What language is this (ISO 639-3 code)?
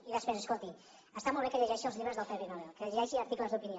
cat